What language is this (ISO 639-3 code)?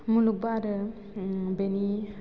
brx